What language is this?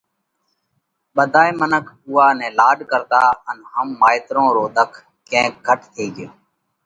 Parkari Koli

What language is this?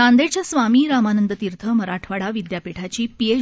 Marathi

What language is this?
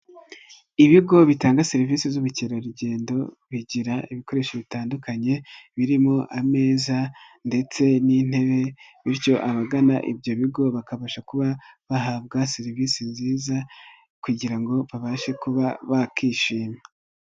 Kinyarwanda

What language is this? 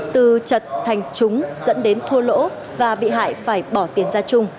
Vietnamese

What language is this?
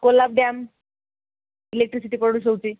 Odia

